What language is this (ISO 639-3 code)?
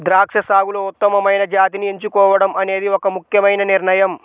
tel